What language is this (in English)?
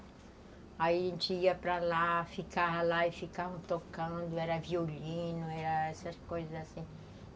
Portuguese